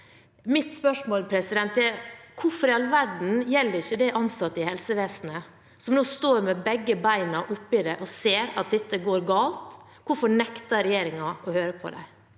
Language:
Norwegian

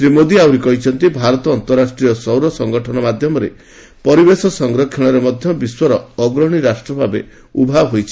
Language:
Odia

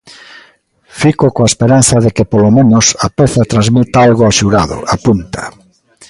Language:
Galician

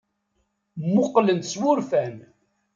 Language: Kabyle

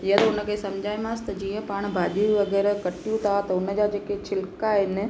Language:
Sindhi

